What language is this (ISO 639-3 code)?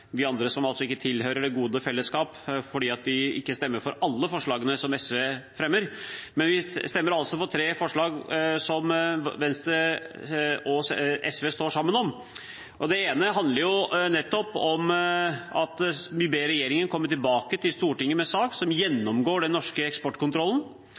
nob